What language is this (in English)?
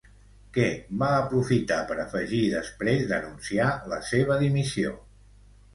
Catalan